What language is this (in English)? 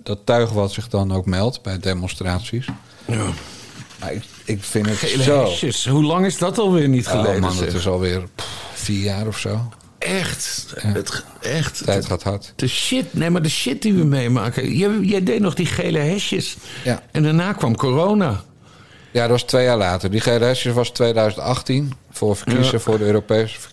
Dutch